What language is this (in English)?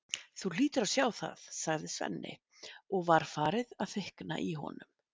Icelandic